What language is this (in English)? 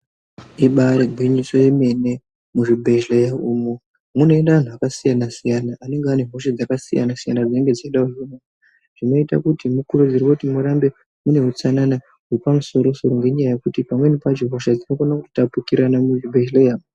Ndau